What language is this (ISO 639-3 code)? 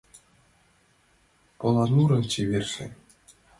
chm